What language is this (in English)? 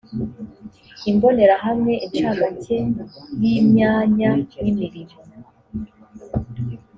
Kinyarwanda